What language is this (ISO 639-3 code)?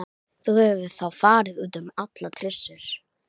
isl